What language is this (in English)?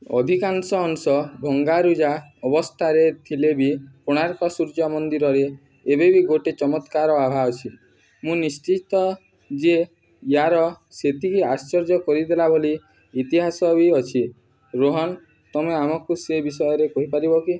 Odia